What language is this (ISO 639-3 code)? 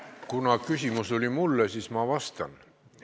est